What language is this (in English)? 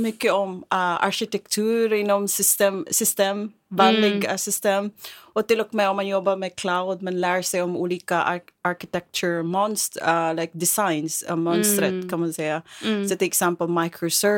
Swedish